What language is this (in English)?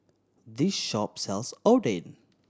English